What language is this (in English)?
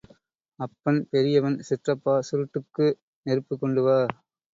Tamil